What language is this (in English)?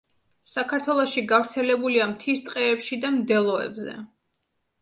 Georgian